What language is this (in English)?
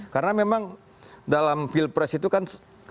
Indonesian